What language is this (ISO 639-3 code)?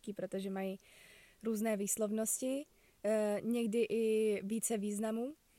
ces